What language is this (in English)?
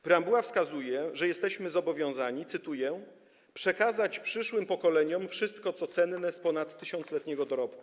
Polish